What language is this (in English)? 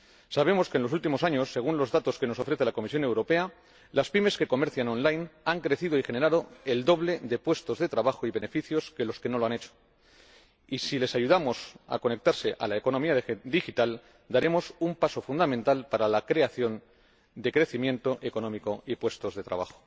Spanish